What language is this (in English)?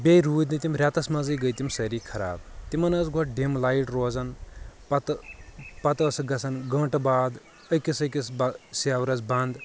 Kashmiri